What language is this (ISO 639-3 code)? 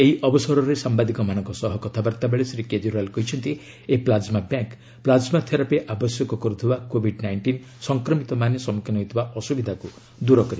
ori